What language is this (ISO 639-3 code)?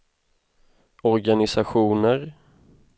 swe